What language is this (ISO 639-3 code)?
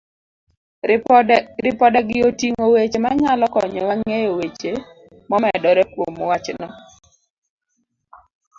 luo